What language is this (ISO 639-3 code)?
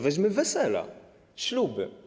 pol